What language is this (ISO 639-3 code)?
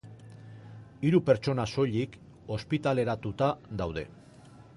eus